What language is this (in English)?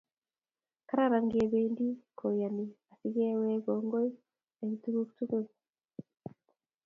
Kalenjin